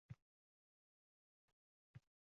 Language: Uzbek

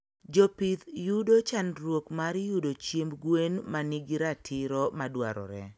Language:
Luo (Kenya and Tanzania)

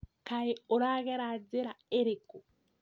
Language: Kikuyu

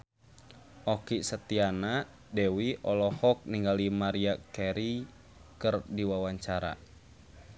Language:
Sundanese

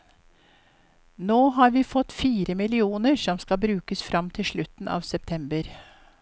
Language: Norwegian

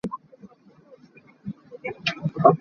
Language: Hakha Chin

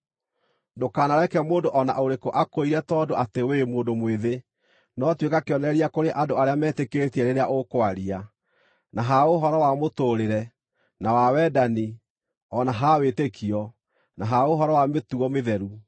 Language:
Kikuyu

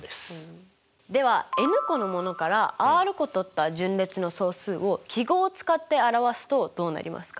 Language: Japanese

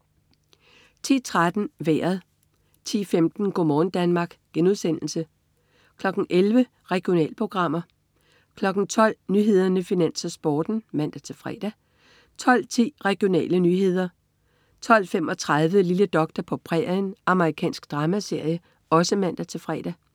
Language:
Danish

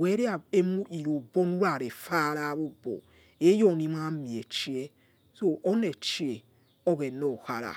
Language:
Yekhee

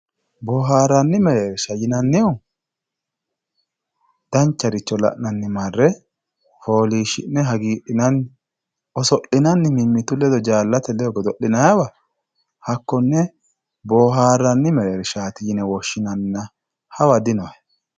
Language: Sidamo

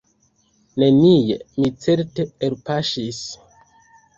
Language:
Esperanto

